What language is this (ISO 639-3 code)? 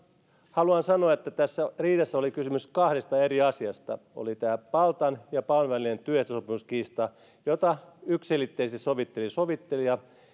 fin